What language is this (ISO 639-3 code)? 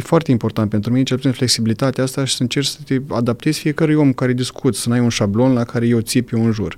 ron